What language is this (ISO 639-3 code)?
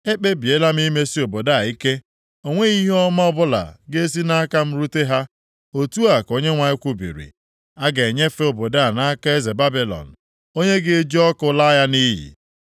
ibo